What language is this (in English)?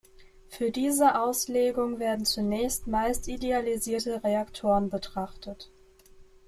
German